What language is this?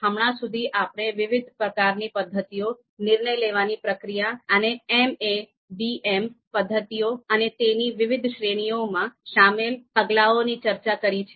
Gujarati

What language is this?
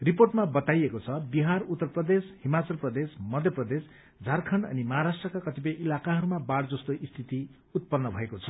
Nepali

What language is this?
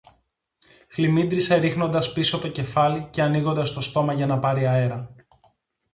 Greek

